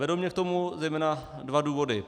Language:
Czech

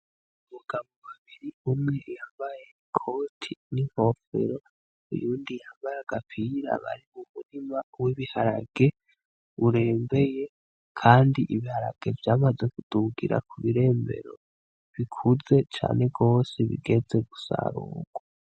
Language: Rundi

